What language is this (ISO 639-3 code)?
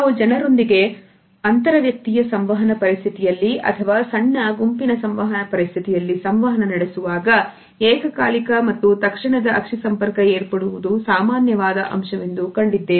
kan